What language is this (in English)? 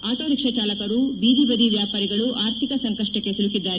Kannada